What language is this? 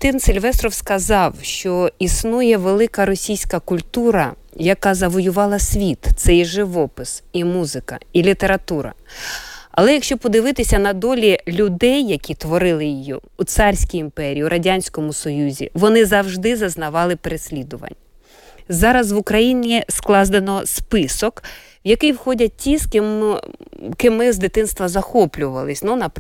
Ukrainian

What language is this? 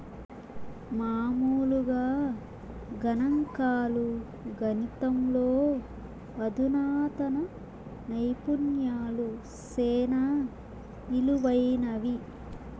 Telugu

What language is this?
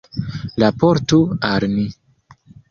Esperanto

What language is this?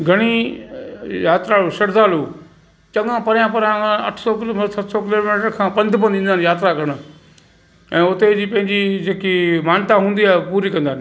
Sindhi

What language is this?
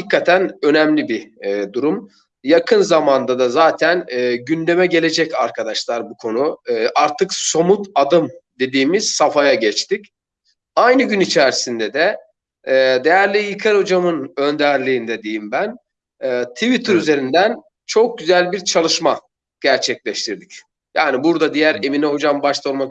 Turkish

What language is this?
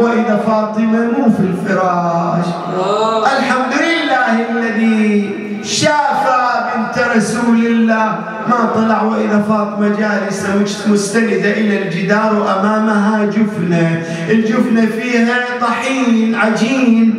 Arabic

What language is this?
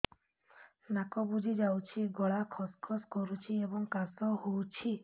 Odia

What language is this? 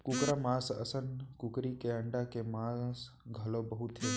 Chhattisgarhi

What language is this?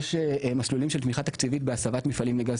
Hebrew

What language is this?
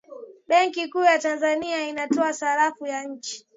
Swahili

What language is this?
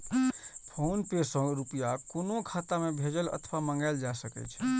Maithili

